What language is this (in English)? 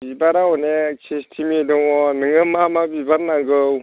Bodo